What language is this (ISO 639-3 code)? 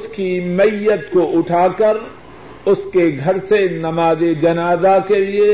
urd